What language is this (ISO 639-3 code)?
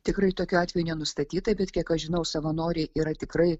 lit